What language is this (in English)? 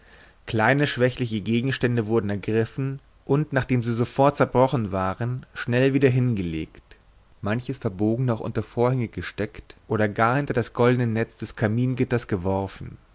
German